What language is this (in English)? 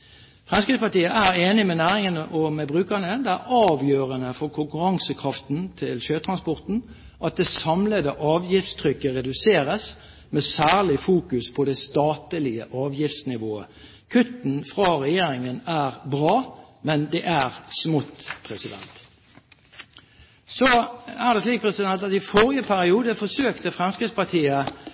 Norwegian Bokmål